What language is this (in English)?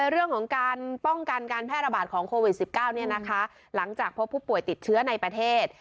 Thai